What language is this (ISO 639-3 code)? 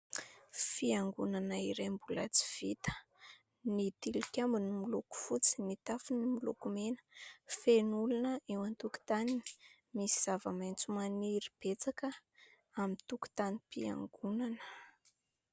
mlg